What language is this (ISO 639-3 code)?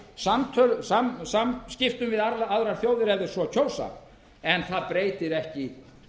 isl